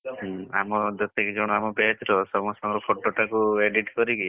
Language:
Odia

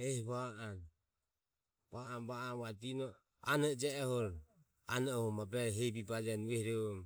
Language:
Ömie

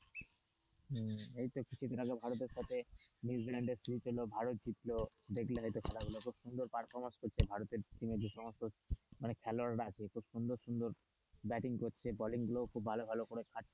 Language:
Bangla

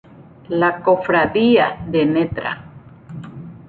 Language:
Spanish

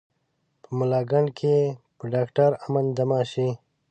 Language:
Pashto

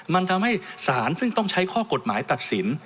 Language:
Thai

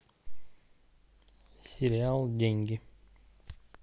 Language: Russian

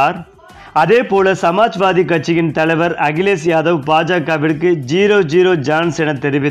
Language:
Tamil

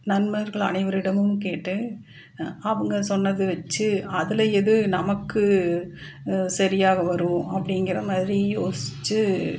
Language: Tamil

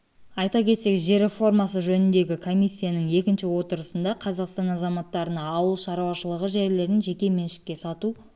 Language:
Kazakh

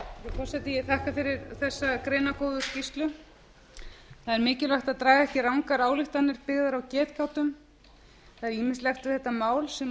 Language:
Icelandic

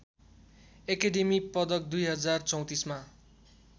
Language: Nepali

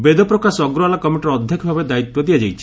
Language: Odia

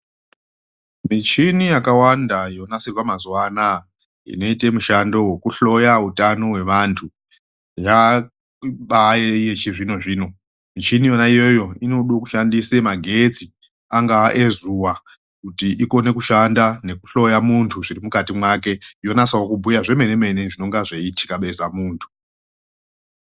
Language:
Ndau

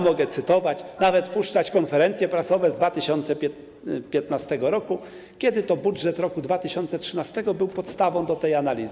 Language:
Polish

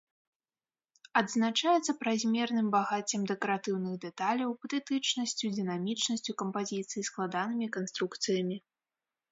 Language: Belarusian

